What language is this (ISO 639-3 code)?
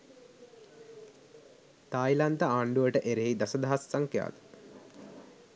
sin